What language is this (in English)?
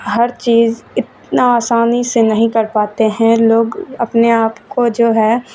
Urdu